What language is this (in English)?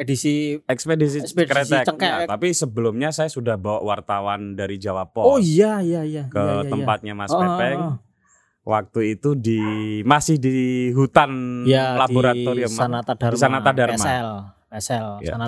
Indonesian